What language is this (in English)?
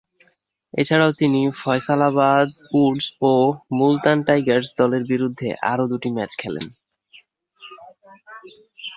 Bangla